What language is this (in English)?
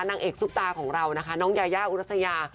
Thai